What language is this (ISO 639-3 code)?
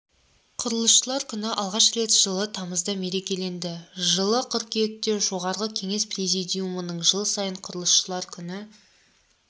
kaz